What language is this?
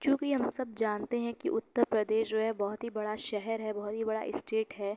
Urdu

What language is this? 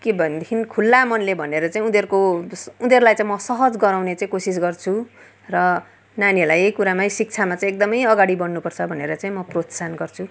Nepali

